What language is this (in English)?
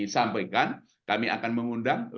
Indonesian